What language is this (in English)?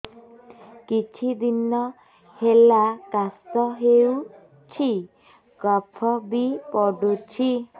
Odia